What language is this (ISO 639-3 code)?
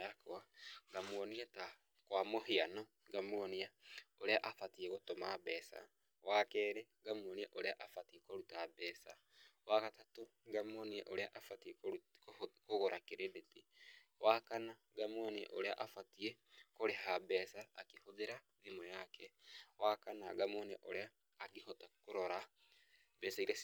kik